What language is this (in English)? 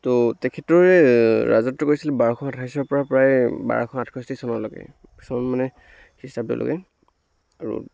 Assamese